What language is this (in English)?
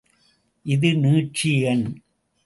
Tamil